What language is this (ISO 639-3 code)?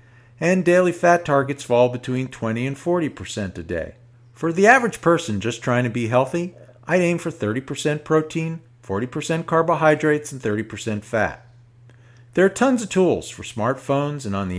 eng